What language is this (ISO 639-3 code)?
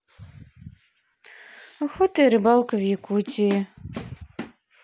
rus